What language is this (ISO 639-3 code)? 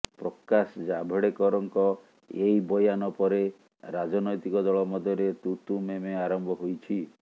ori